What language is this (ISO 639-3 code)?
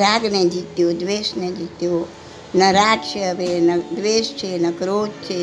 guj